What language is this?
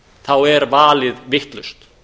Icelandic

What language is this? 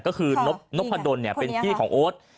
Thai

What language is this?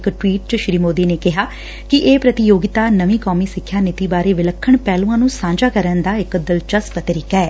Punjabi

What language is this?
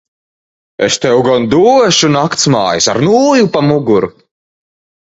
Latvian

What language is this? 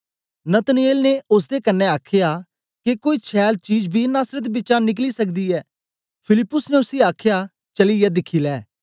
Dogri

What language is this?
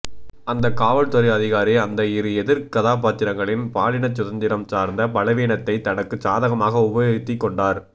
Tamil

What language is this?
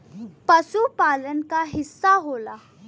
Bhojpuri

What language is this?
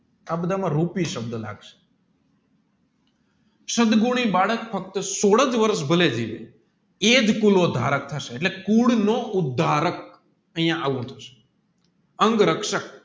Gujarati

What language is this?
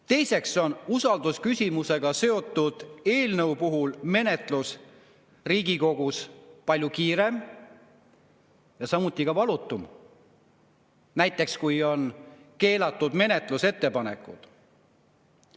Estonian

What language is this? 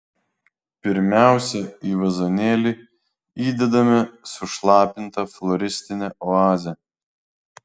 Lithuanian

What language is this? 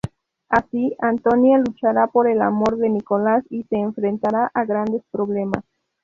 Spanish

